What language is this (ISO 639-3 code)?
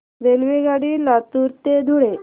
mar